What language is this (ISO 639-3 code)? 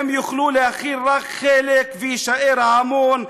heb